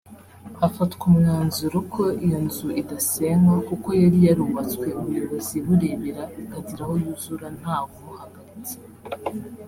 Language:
Kinyarwanda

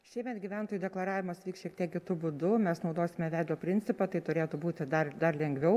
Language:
Lithuanian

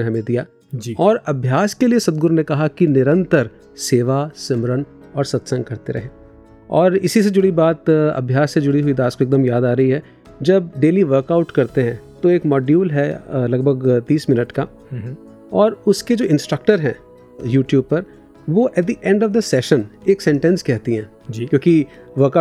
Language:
Hindi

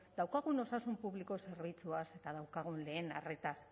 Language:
Basque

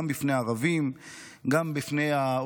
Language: Hebrew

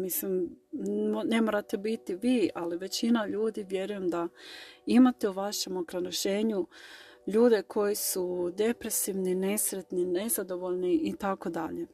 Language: Croatian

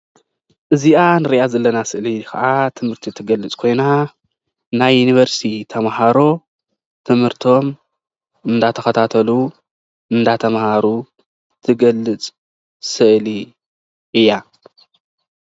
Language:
Tigrinya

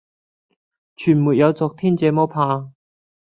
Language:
Cantonese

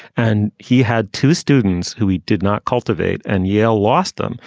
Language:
English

